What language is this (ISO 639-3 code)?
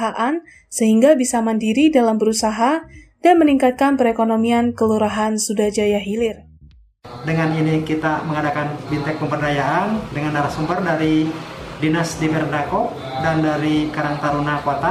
ind